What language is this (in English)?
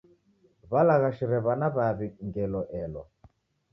Taita